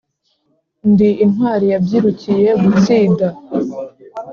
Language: Kinyarwanda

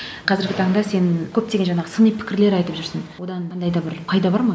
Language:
Kazakh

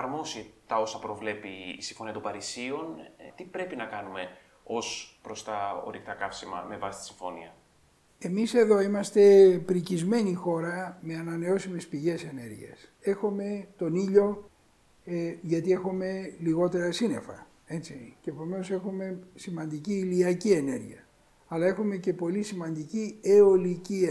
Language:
Greek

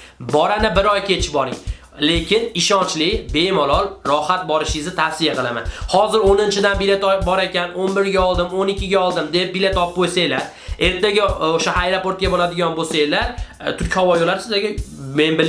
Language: Russian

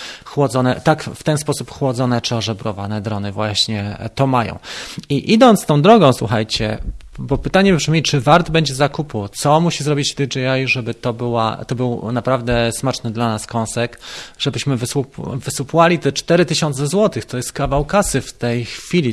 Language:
Polish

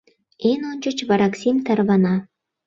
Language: Mari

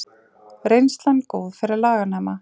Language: Icelandic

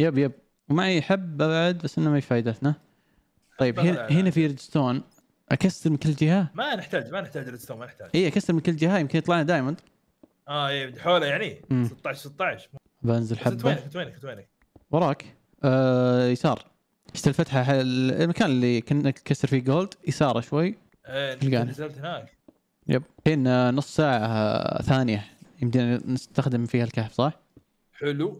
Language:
Arabic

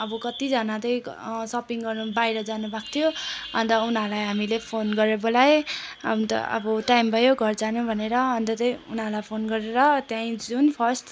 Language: Nepali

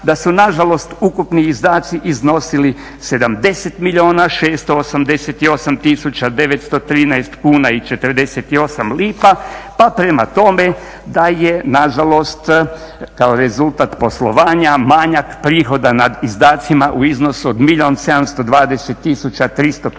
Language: Croatian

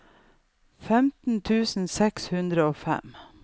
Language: Norwegian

